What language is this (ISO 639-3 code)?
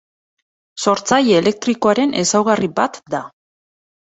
eus